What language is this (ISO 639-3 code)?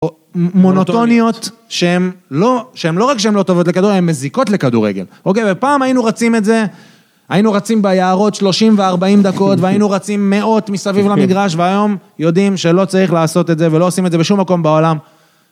heb